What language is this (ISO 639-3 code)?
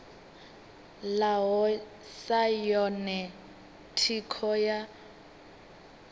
ven